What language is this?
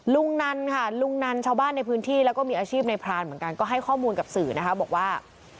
Thai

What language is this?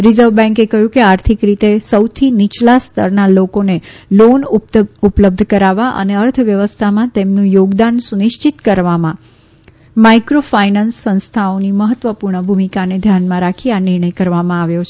Gujarati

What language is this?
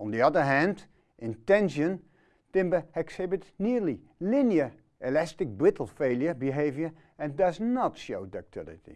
Dutch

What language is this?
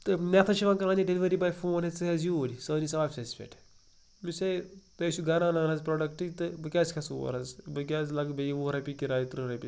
Kashmiri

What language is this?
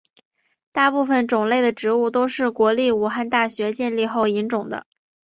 Chinese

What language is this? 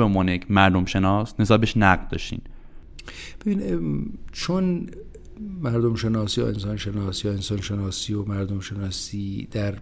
Persian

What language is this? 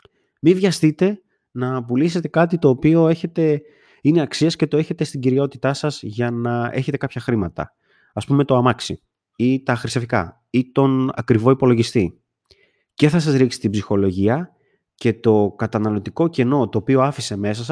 Greek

